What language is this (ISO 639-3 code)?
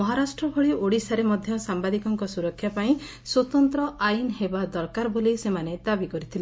ori